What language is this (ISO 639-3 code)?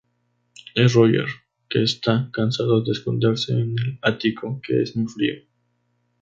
spa